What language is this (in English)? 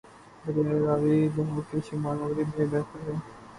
Urdu